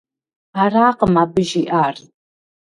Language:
Kabardian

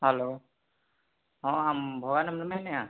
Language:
Santali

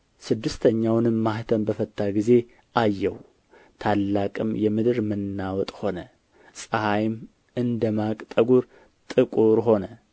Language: Amharic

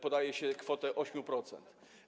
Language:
Polish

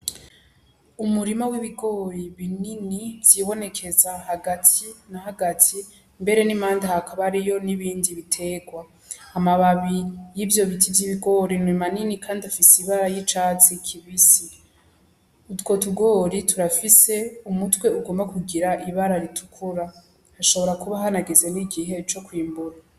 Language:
Rundi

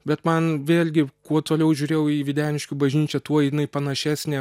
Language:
Lithuanian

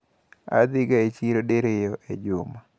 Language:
Luo (Kenya and Tanzania)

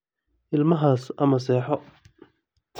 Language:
Somali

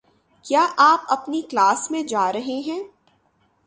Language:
Urdu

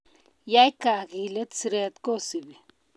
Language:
Kalenjin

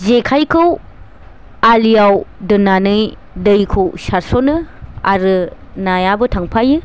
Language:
Bodo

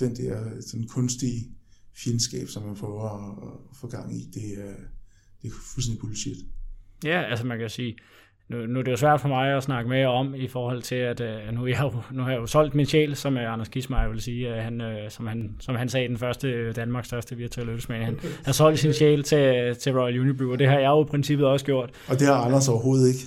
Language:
Danish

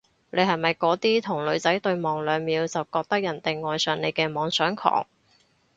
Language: Cantonese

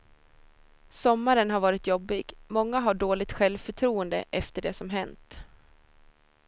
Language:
Swedish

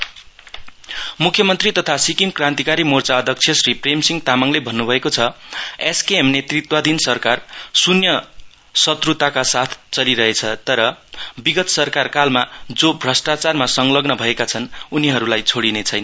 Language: Nepali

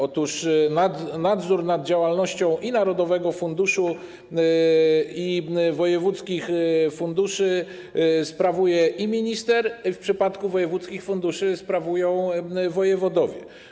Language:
Polish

